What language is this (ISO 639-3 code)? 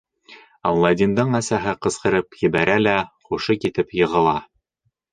bak